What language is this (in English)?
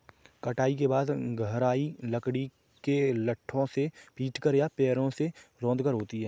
Hindi